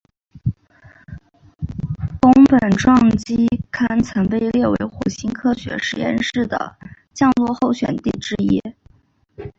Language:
Chinese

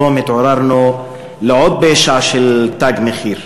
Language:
Hebrew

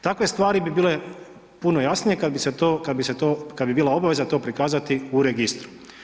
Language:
Croatian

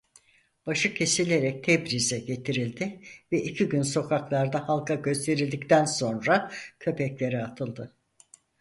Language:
Turkish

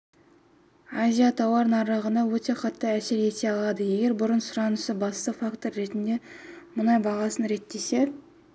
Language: Kazakh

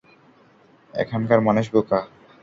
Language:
Bangla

